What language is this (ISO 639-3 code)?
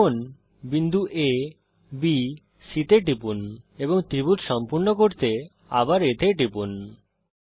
ben